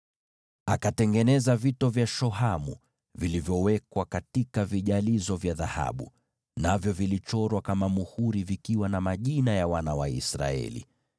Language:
Swahili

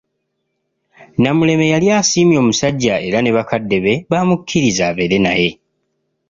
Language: Ganda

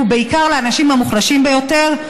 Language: Hebrew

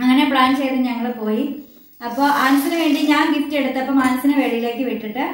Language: Malayalam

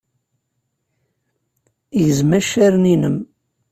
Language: Kabyle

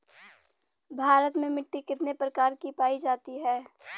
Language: Bhojpuri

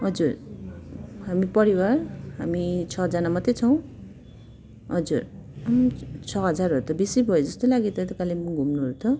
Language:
Nepali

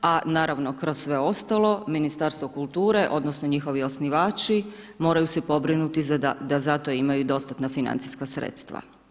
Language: Croatian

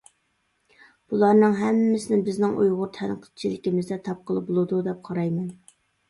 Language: Uyghur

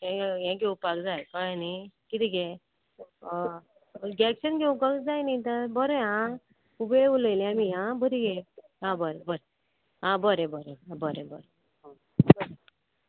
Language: Konkani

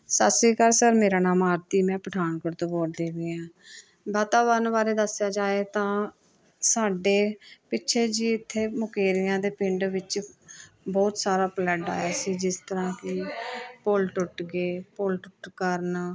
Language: Punjabi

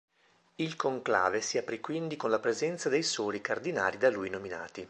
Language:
Italian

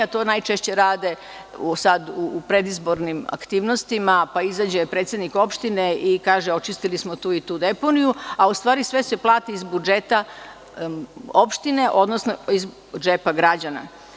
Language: Serbian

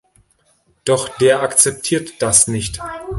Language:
German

